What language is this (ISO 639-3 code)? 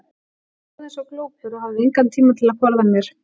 isl